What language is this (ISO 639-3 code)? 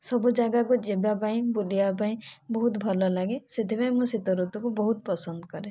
ori